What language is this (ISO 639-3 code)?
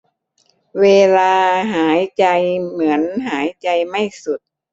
tha